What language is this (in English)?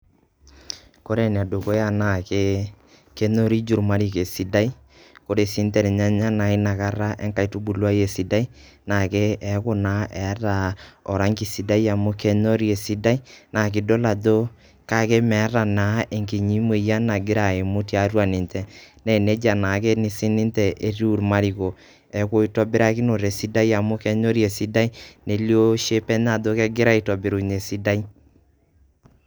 Masai